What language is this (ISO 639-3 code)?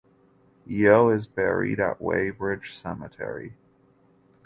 eng